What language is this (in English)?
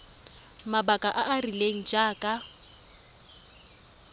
Tswana